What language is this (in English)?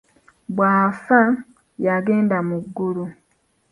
Ganda